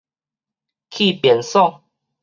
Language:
Min Nan Chinese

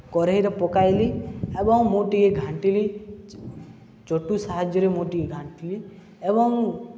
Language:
Odia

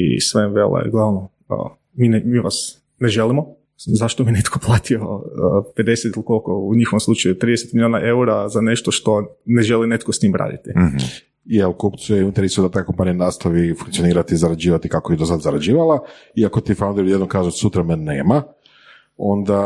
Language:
Croatian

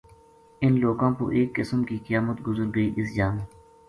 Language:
Gujari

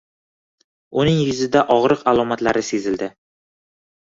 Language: Uzbek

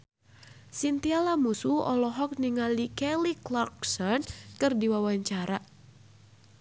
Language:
Sundanese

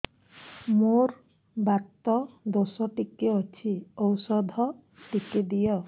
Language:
Odia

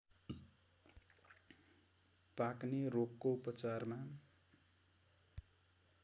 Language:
Nepali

